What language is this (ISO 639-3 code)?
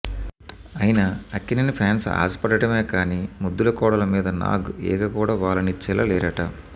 tel